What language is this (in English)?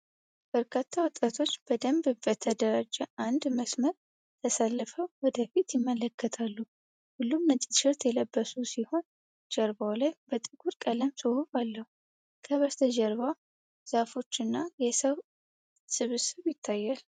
Amharic